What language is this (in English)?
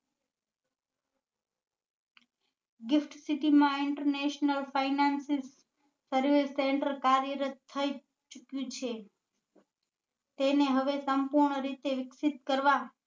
Gujarati